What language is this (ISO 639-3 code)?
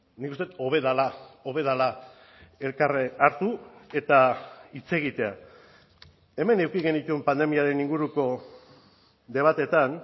eus